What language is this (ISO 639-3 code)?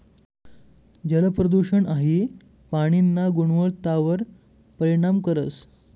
mar